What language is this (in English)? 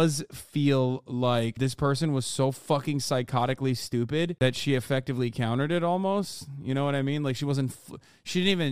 English